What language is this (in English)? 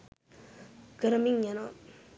Sinhala